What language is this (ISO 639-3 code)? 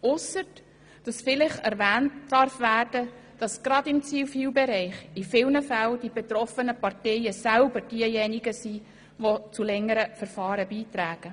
gsw